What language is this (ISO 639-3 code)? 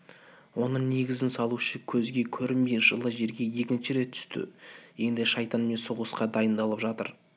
kaz